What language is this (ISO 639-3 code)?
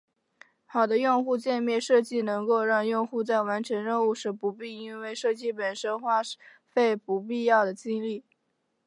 zho